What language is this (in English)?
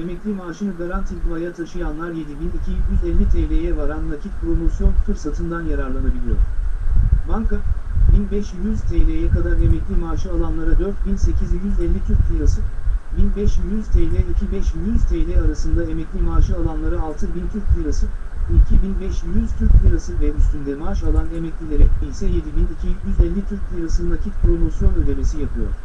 Turkish